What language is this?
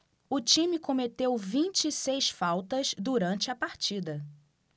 Portuguese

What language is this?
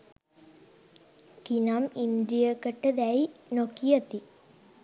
Sinhala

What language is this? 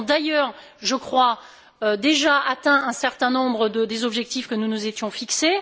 French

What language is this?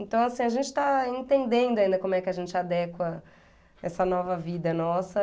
Portuguese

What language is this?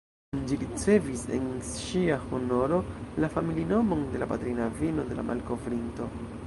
Esperanto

